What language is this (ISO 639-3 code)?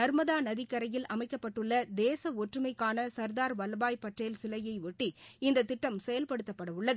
tam